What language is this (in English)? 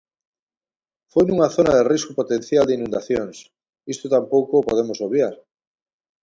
Galician